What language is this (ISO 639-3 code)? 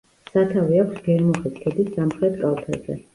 kat